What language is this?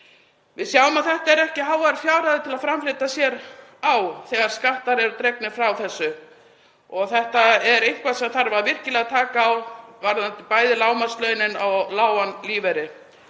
Icelandic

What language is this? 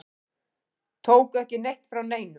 Icelandic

